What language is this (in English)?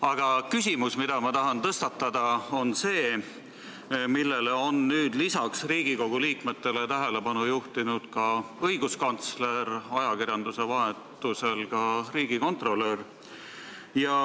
Estonian